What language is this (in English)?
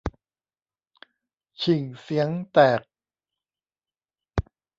Thai